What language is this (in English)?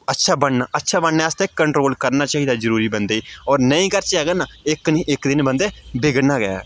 Dogri